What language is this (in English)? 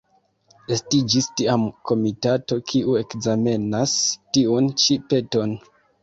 Esperanto